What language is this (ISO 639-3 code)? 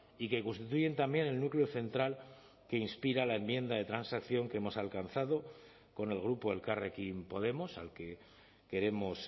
spa